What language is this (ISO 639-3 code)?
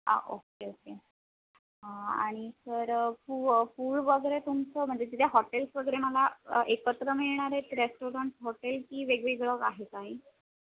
mar